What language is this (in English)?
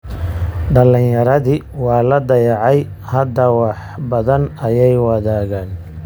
Somali